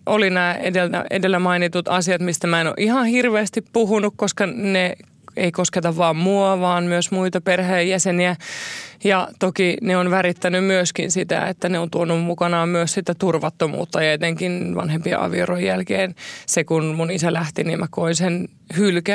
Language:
Finnish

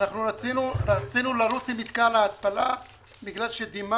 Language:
Hebrew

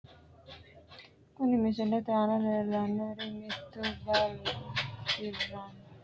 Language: Sidamo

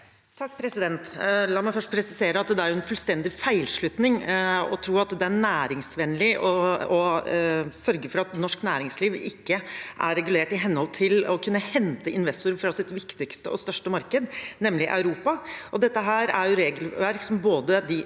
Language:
Norwegian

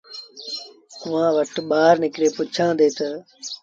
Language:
Sindhi Bhil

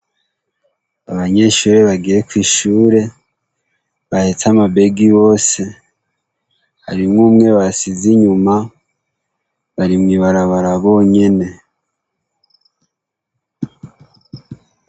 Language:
Rundi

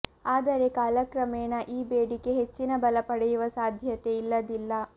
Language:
Kannada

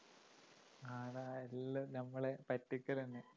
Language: Malayalam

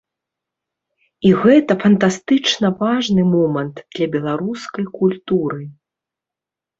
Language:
Belarusian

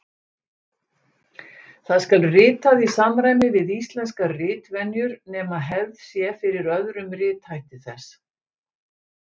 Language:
Icelandic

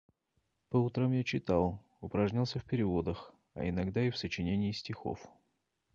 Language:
Russian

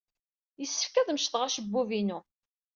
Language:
Kabyle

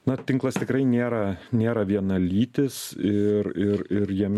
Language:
Lithuanian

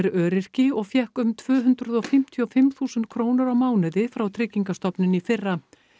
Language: Icelandic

